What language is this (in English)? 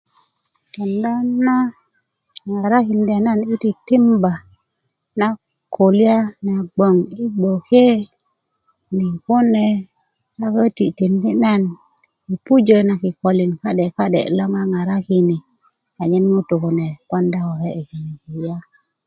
Kuku